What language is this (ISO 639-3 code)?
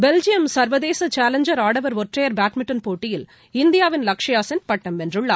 tam